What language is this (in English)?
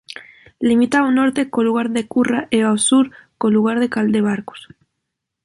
Galician